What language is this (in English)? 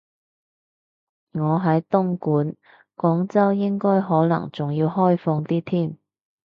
Cantonese